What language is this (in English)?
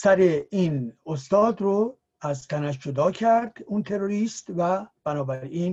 Persian